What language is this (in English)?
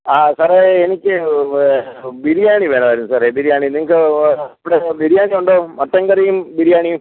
Malayalam